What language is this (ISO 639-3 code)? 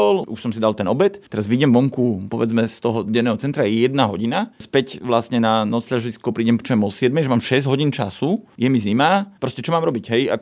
slk